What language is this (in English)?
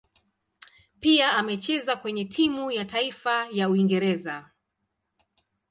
Swahili